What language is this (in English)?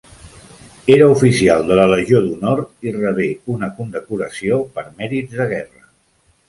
Catalan